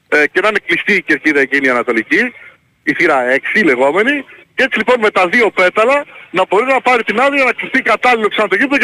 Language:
Greek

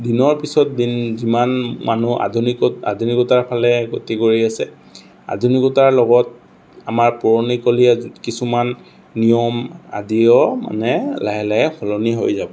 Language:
Assamese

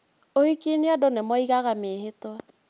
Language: Kikuyu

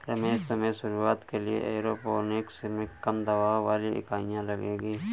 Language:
Hindi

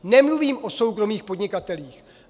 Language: Czech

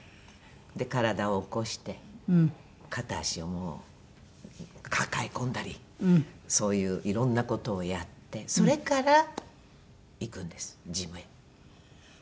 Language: Japanese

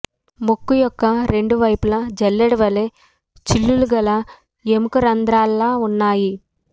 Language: Telugu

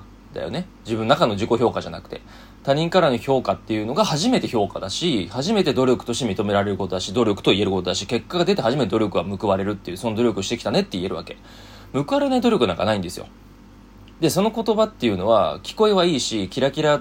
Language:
Japanese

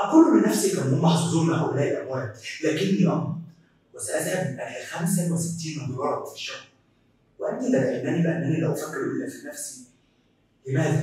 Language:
Arabic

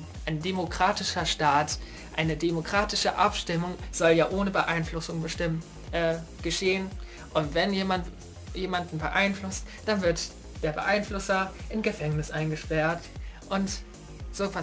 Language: German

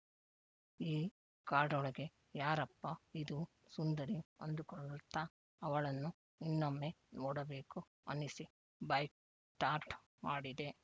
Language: Kannada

